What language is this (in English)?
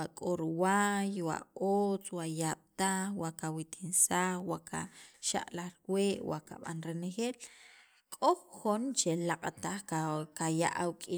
Sacapulteco